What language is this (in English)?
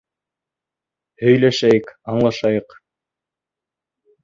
Bashkir